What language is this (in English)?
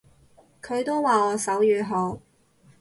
Cantonese